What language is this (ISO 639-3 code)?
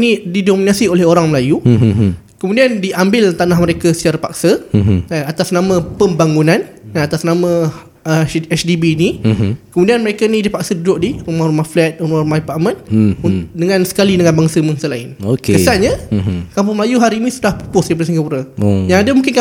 msa